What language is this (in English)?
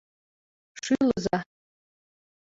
Mari